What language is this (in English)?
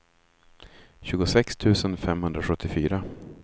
Swedish